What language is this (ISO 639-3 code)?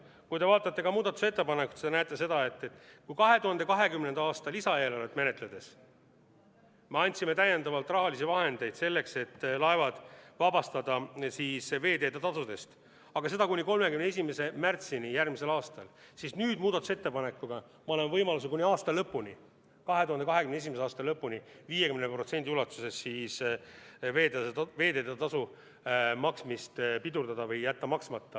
est